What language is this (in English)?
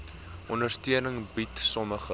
Afrikaans